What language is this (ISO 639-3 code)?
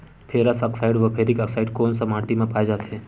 hne